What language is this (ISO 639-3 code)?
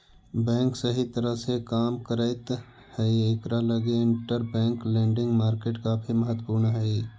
mag